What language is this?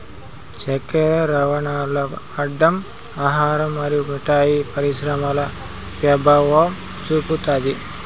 Telugu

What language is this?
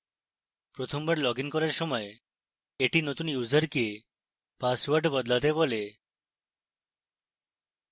Bangla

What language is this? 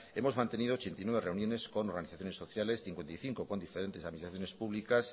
Spanish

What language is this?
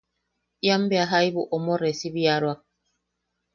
Yaqui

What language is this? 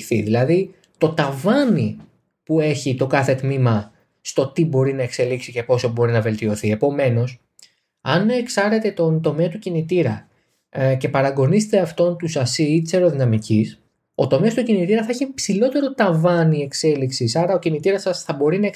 Greek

